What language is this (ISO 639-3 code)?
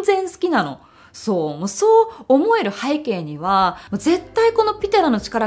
jpn